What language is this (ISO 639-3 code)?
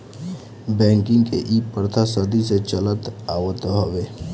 bho